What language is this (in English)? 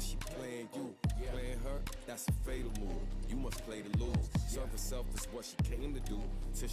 English